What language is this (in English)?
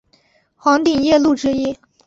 Chinese